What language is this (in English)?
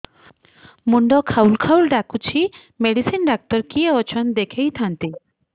Odia